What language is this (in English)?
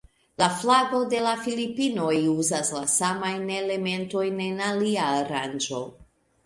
Esperanto